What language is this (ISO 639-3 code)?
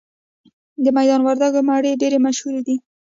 pus